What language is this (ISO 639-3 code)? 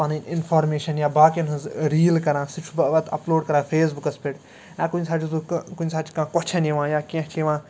kas